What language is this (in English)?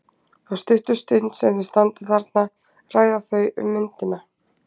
Icelandic